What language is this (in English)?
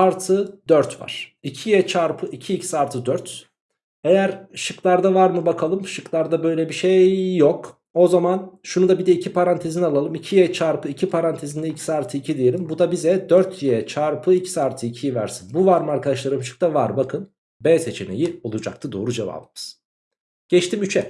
Turkish